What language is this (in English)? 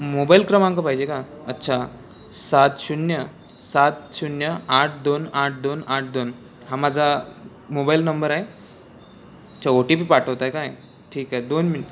Marathi